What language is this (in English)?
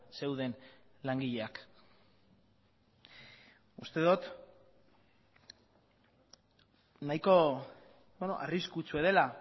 Basque